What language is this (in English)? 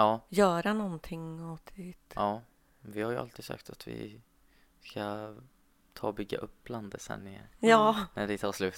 Swedish